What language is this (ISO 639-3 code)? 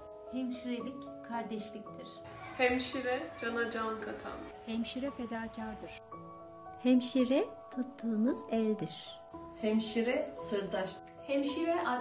tur